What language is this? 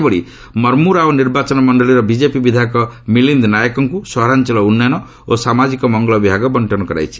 Odia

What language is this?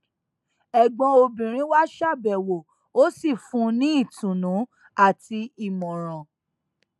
Yoruba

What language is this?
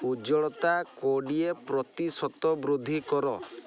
Odia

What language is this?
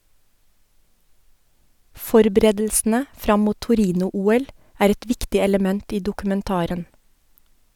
Norwegian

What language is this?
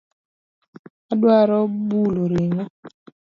Luo (Kenya and Tanzania)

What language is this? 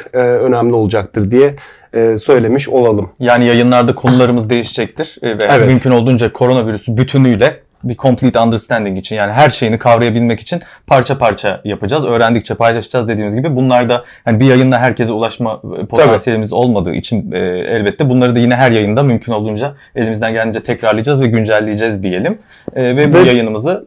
Turkish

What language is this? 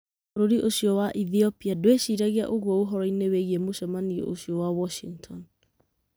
Kikuyu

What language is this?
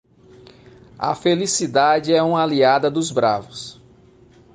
Portuguese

